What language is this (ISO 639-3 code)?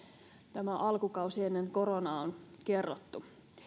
fin